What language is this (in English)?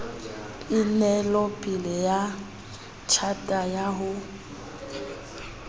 Southern Sotho